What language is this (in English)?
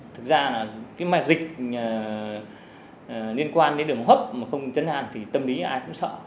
Vietnamese